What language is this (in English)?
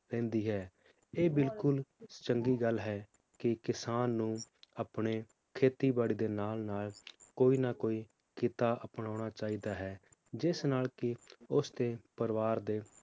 Punjabi